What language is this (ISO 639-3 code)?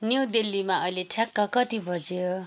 nep